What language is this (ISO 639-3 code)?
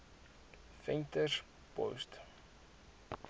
afr